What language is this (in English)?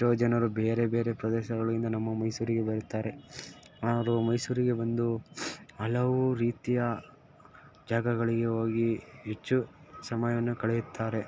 Kannada